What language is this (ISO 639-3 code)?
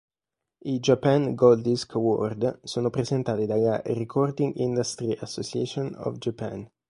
ita